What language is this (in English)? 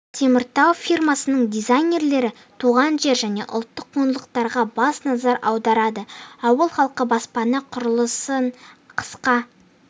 Kazakh